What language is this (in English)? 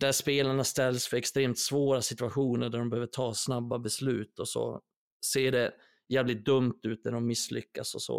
Swedish